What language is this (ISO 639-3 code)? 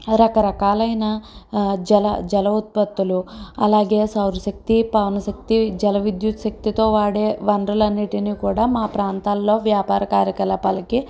tel